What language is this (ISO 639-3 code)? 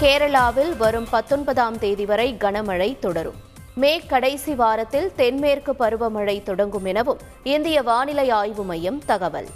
tam